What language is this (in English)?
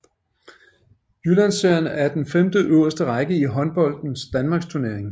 Danish